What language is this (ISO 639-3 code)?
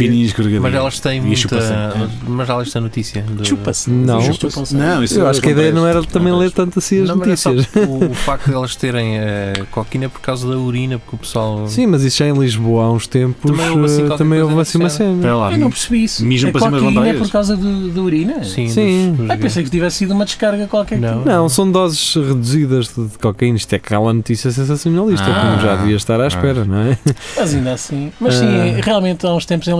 por